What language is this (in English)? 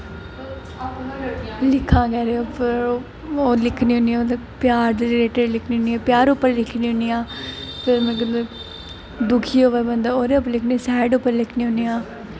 Dogri